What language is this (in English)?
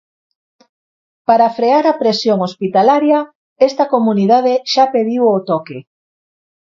Galician